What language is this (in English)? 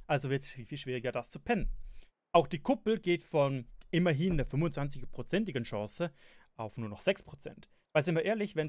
German